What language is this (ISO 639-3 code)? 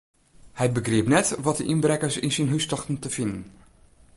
fry